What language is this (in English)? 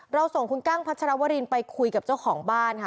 Thai